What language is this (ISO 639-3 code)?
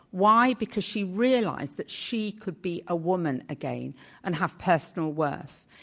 eng